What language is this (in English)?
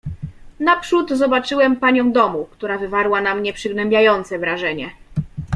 Polish